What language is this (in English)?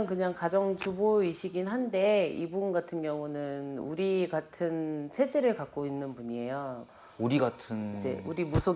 Korean